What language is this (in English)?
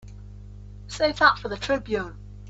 English